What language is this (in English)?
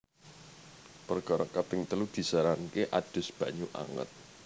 Javanese